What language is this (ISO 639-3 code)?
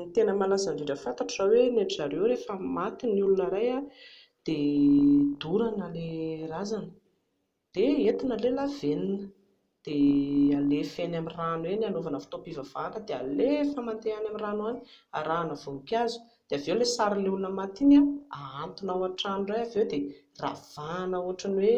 mlg